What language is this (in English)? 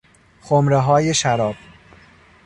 Persian